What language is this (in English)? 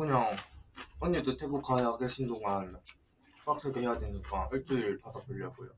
Korean